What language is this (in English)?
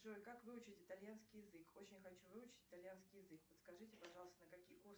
Russian